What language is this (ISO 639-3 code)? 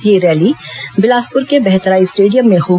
hin